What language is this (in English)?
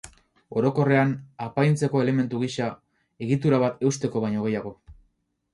Basque